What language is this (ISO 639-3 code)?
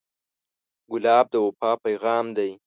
pus